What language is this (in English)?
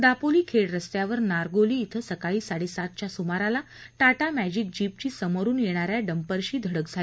Marathi